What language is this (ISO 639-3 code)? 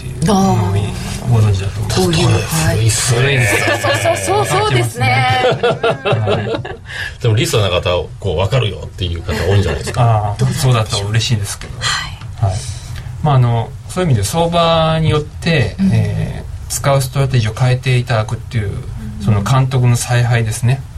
jpn